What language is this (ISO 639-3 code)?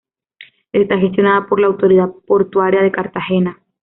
spa